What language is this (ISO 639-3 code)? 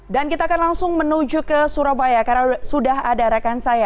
ind